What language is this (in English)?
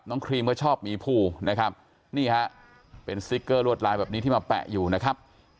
Thai